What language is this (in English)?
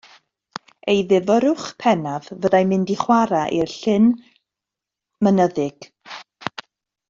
Welsh